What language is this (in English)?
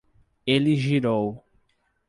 Portuguese